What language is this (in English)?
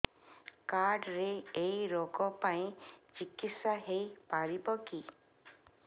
Odia